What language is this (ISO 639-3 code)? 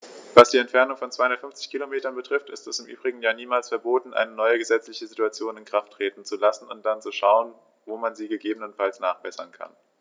deu